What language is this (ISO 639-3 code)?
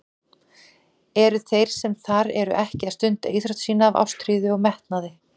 isl